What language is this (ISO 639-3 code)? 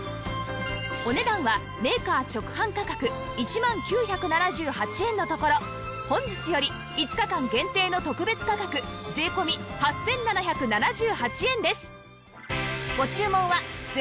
jpn